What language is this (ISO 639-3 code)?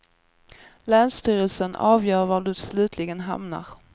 swe